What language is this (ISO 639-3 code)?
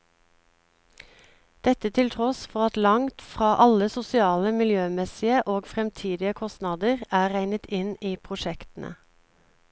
nor